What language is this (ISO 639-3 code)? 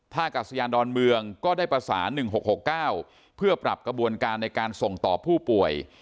tha